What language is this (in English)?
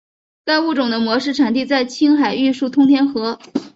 Chinese